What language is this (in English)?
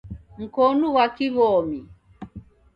Taita